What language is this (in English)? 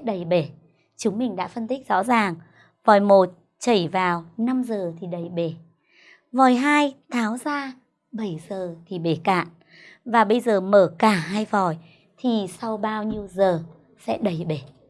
Vietnamese